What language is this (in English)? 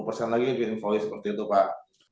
Indonesian